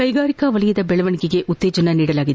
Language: Kannada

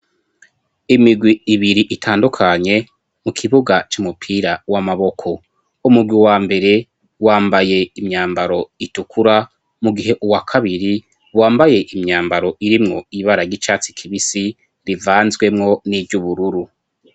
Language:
Rundi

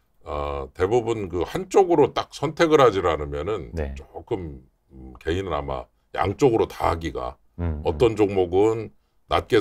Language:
Korean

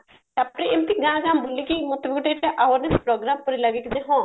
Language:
Odia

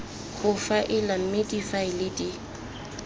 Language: Tswana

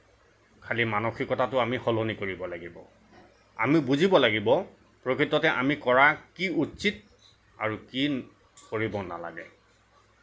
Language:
Assamese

